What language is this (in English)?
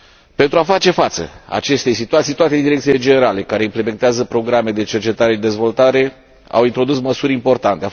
Romanian